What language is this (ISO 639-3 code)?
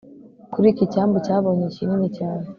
kin